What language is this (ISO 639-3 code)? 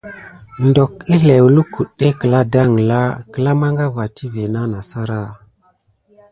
gid